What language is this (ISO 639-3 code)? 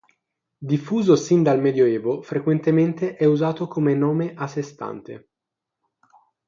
ita